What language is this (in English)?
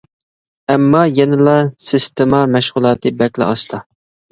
Uyghur